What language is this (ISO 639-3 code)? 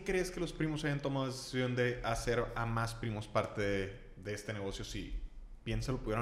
spa